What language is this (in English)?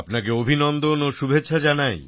Bangla